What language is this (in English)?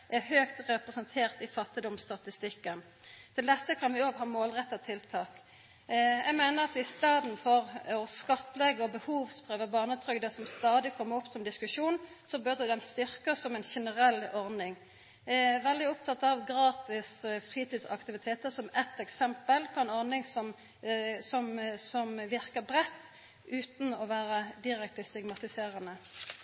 Norwegian Nynorsk